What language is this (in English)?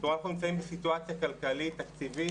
Hebrew